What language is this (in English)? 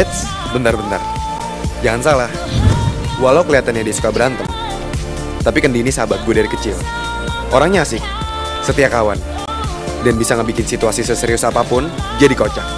Indonesian